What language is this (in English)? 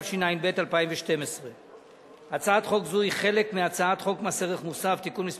Hebrew